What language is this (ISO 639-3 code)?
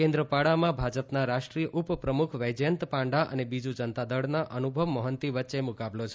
guj